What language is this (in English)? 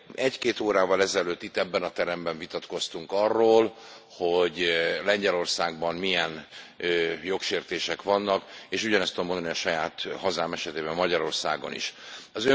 Hungarian